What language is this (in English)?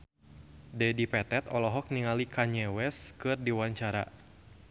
Sundanese